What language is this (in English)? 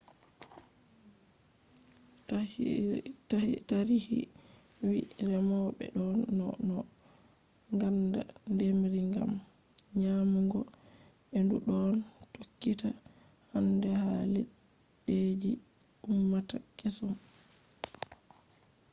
Fula